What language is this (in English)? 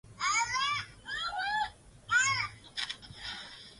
Swahili